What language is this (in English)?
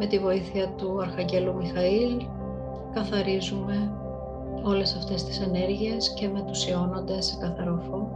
Greek